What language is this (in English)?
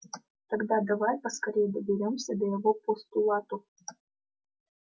Russian